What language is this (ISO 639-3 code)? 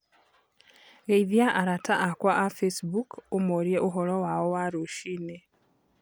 kik